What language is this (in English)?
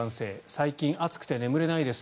Japanese